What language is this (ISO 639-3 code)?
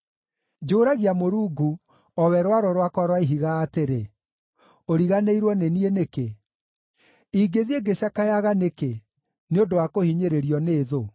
kik